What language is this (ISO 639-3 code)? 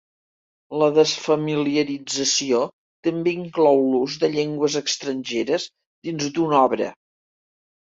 cat